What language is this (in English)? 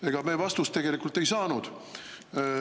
Estonian